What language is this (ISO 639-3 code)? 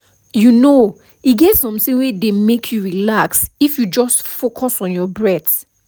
pcm